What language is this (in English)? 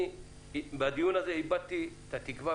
Hebrew